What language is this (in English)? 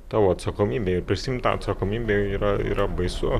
Lithuanian